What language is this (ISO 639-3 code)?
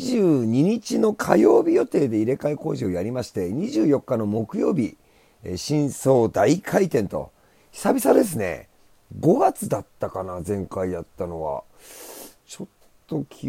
jpn